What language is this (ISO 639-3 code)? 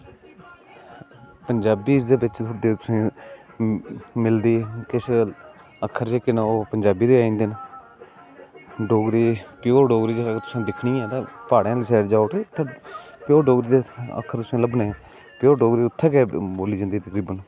doi